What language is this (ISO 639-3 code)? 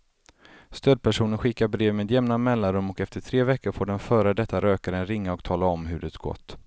swe